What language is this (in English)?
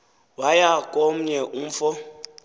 Xhosa